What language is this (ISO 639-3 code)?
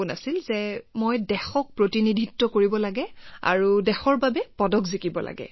asm